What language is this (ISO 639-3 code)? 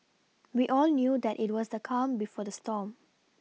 eng